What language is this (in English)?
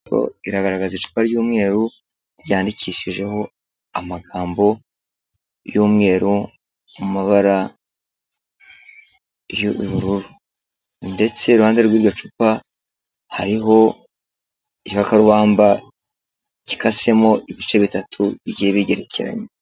Kinyarwanda